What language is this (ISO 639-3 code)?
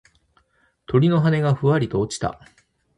jpn